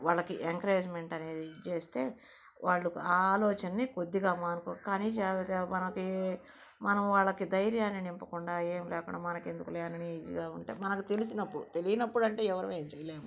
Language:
Telugu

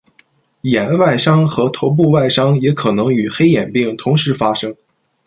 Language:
Chinese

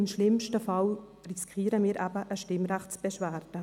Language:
Swiss German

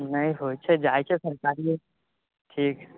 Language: Maithili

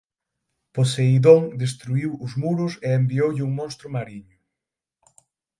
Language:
Galician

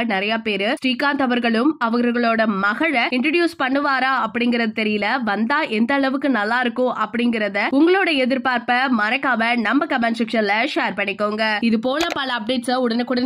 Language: Tamil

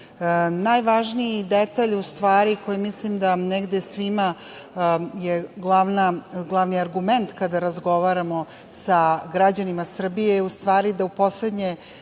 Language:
Serbian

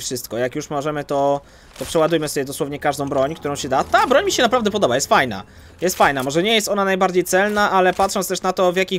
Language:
Polish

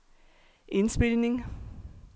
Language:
Danish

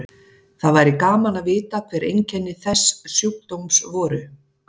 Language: Icelandic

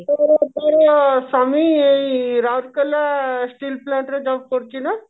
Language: Odia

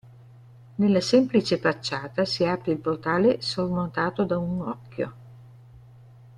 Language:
Italian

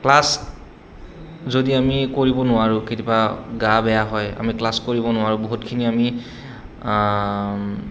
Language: Assamese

